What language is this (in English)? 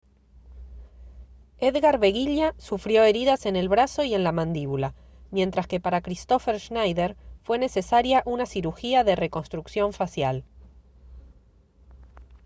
Spanish